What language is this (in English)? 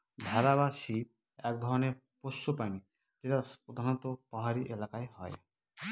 Bangla